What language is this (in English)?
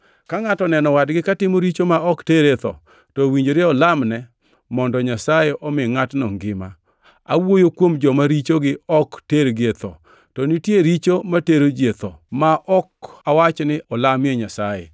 Luo (Kenya and Tanzania)